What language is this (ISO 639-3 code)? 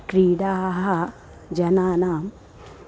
san